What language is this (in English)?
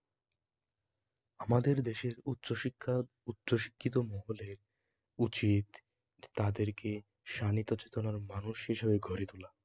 Bangla